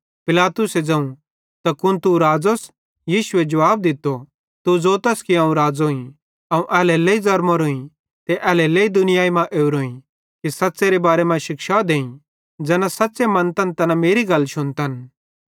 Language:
Bhadrawahi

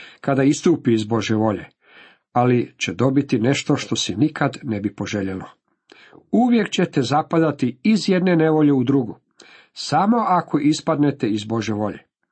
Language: Croatian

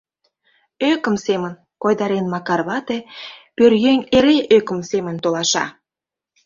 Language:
Mari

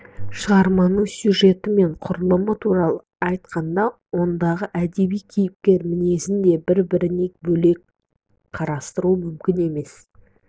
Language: Kazakh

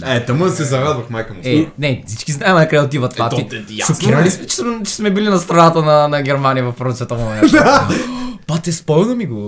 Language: Bulgarian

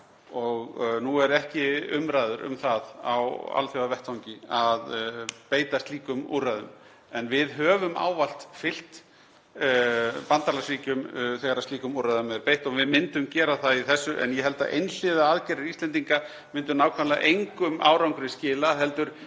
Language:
Icelandic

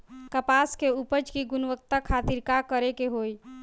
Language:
Bhojpuri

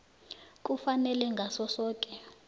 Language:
South Ndebele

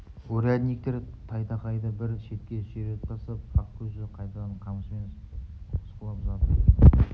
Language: Kazakh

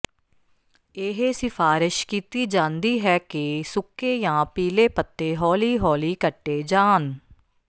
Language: Punjabi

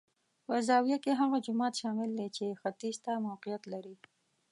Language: Pashto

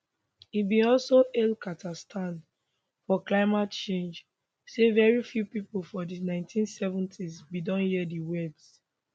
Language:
Nigerian Pidgin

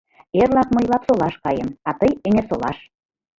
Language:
Mari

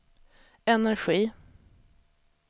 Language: Swedish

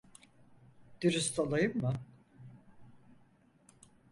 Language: Turkish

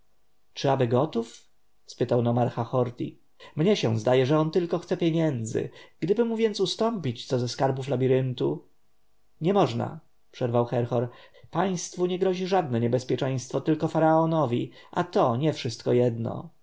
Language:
Polish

